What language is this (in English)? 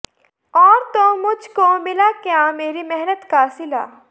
Punjabi